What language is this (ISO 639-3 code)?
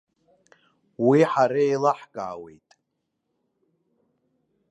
abk